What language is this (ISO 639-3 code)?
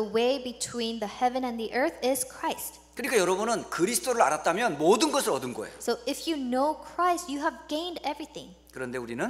kor